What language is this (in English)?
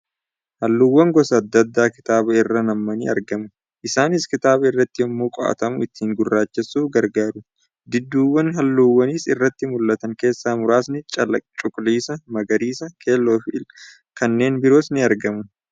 Oromo